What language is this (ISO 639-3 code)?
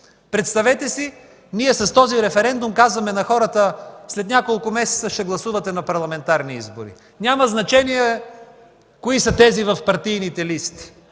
bul